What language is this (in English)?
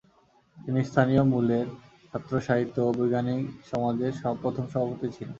Bangla